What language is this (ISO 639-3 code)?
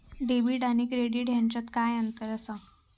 mar